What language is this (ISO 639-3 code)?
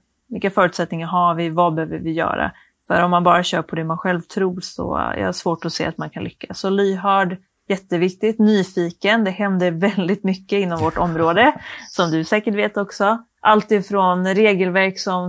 swe